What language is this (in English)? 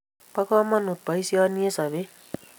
Kalenjin